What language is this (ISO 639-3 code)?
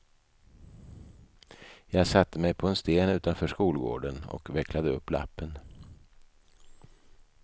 swe